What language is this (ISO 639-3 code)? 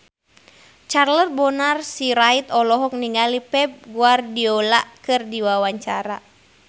sun